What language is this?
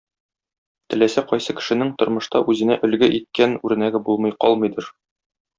Tatar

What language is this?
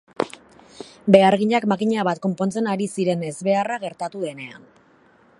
Basque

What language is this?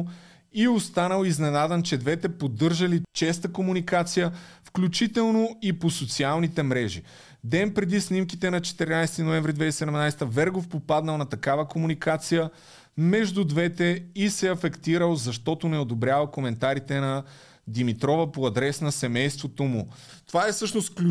Bulgarian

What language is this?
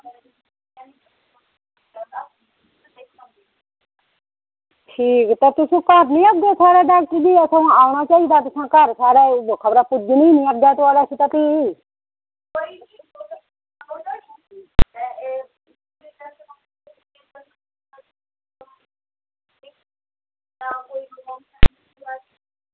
Dogri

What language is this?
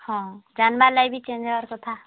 Odia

